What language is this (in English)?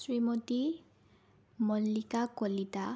Assamese